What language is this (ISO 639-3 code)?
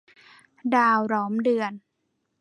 tha